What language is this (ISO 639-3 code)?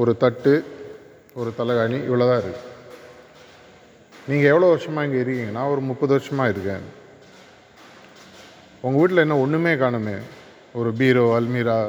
tam